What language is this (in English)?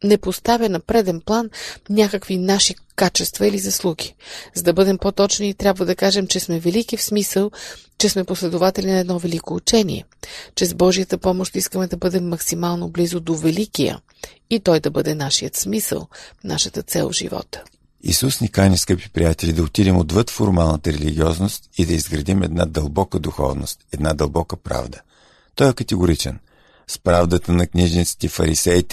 Bulgarian